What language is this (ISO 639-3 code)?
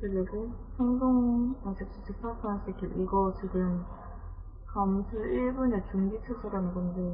kor